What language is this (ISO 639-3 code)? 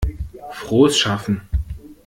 deu